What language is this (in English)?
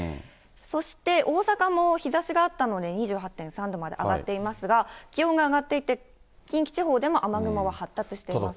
Japanese